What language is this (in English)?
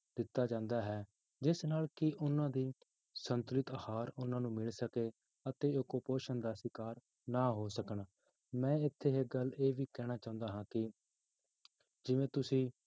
Punjabi